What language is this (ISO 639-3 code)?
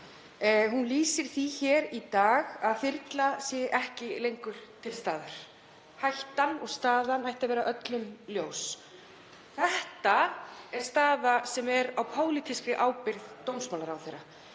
isl